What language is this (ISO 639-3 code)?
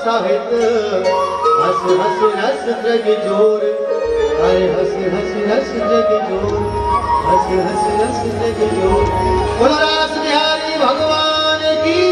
hin